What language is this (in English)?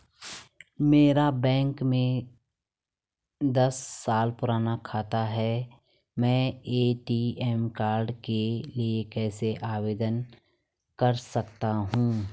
Hindi